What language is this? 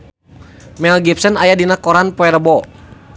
Sundanese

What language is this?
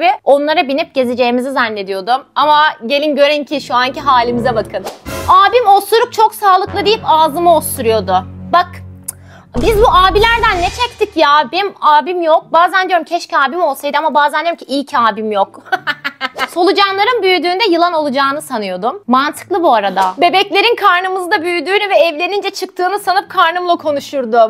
Turkish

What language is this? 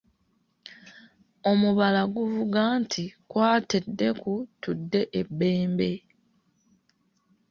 Ganda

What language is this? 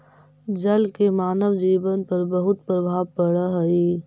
Magahi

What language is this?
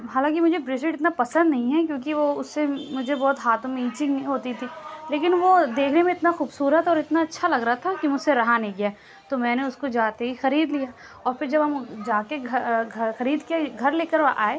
Urdu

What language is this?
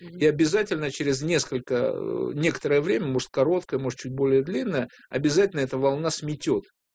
Russian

